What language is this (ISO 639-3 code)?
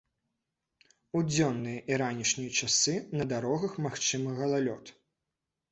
bel